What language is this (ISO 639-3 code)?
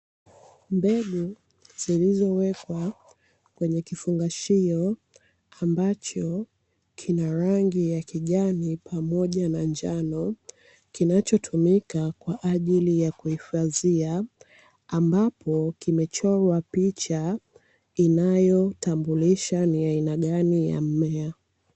swa